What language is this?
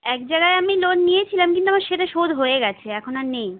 Bangla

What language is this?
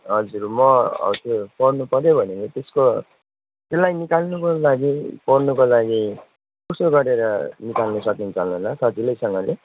Nepali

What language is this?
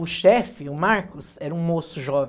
Portuguese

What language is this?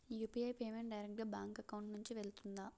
Telugu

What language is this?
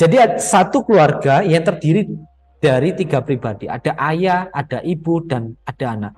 Indonesian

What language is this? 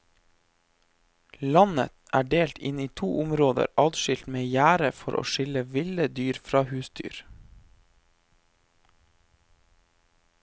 Norwegian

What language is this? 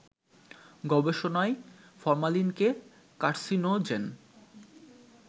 Bangla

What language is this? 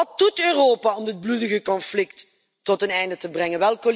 Dutch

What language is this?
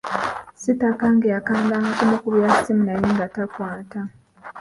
Ganda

